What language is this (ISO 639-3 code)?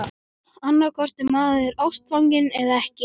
isl